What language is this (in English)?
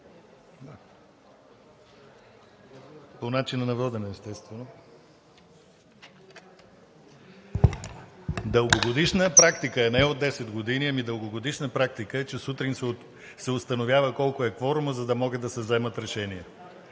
Bulgarian